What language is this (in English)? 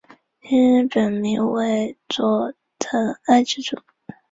Chinese